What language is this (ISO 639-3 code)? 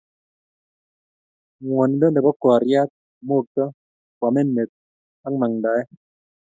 kln